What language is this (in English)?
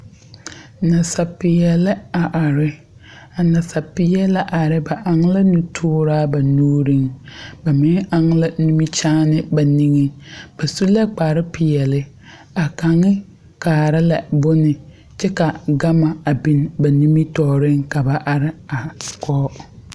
Southern Dagaare